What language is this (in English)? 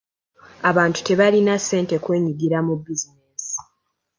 Ganda